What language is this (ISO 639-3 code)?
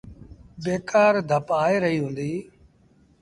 sbn